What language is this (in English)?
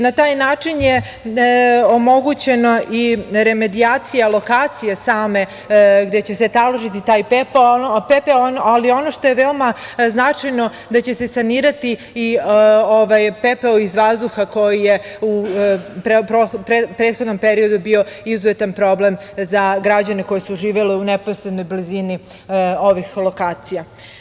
Serbian